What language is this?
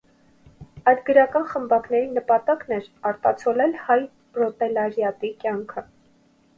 Armenian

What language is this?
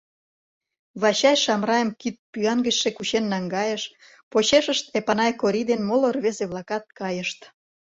Mari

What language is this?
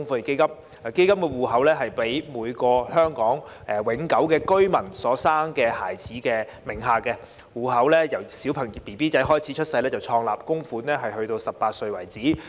Cantonese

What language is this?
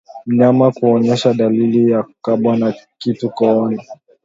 Swahili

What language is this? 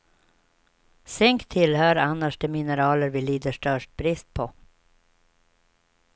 Swedish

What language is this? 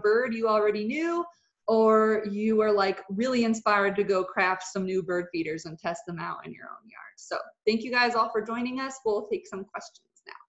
English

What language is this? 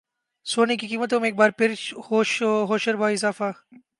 Urdu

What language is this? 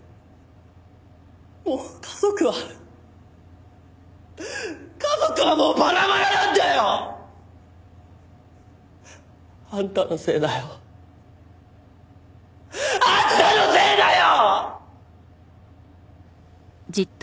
Japanese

